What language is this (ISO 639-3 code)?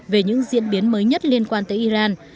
vie